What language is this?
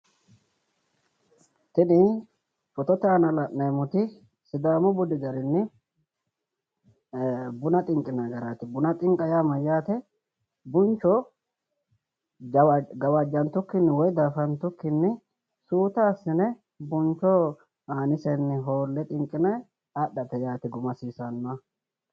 Sidamo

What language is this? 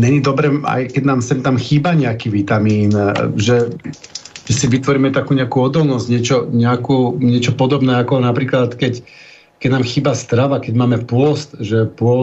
Slovak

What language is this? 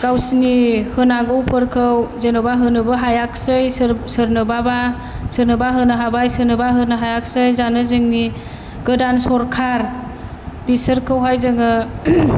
Bodo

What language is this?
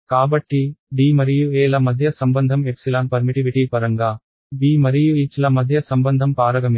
Telugu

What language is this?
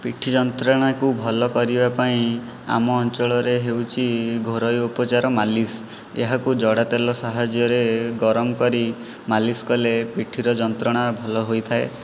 Odia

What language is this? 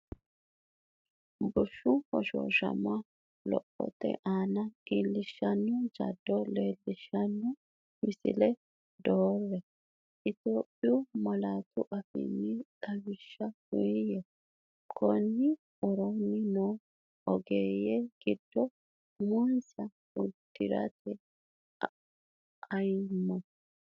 Sidamo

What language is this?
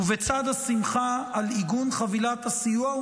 Hebrew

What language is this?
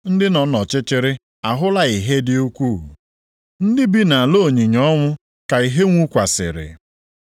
Igbo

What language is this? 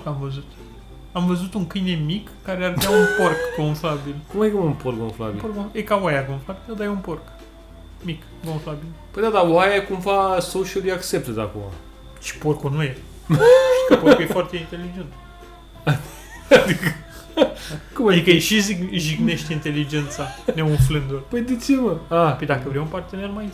Romanian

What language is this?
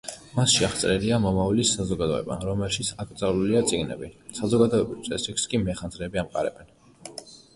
Georgian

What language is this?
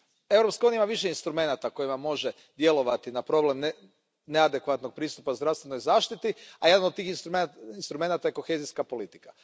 Croatian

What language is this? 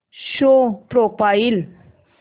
Marathi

